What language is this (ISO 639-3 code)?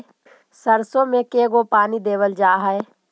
mag